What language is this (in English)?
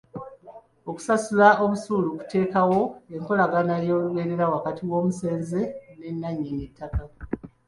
Ganda